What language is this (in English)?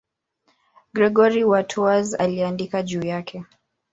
Swahili